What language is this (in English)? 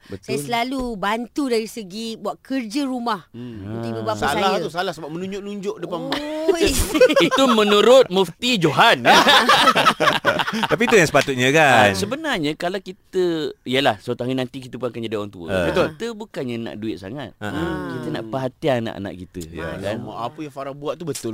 Malay